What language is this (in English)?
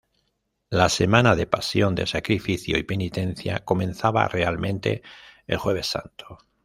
Spanish